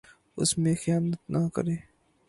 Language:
Urdu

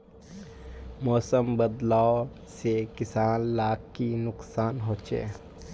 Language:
Magahi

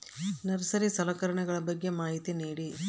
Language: Kannada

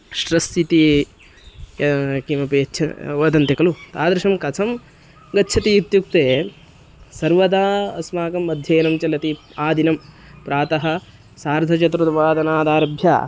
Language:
Sanskrit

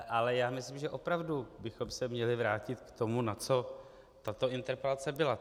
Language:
Czech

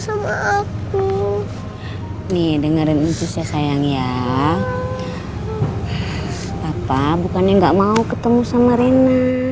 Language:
Indonesian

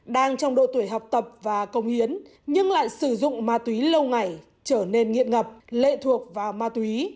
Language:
Vietnamese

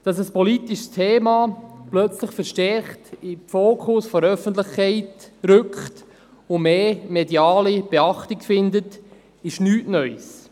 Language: Swiss German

